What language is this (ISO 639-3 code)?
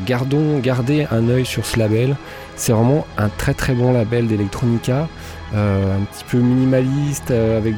fra